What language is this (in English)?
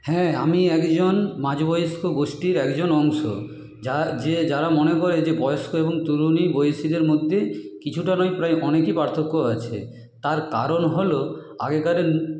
Bangla